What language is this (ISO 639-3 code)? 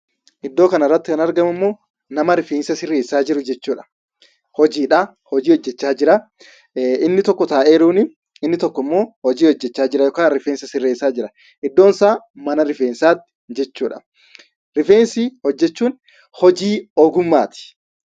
orm